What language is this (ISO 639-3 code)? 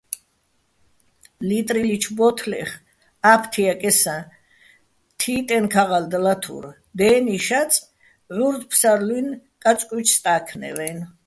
bbl